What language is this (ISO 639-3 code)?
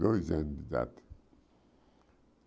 por